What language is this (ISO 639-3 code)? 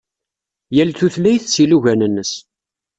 kab